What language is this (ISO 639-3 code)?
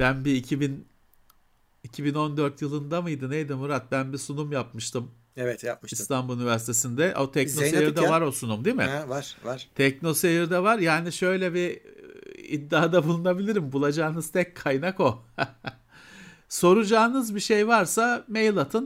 tur